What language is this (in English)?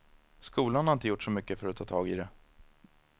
Swedish